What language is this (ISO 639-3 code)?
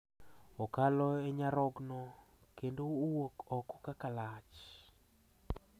luo